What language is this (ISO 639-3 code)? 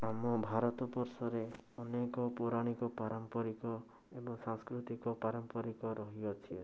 ori